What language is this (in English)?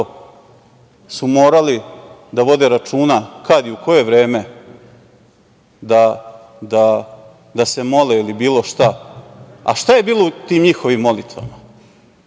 Serbian